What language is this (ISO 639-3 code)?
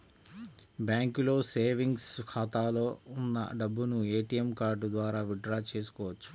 tel